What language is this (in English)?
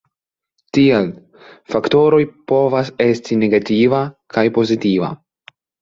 Esperanto